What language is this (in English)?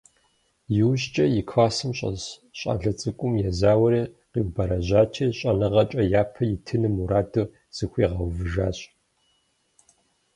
Kabardian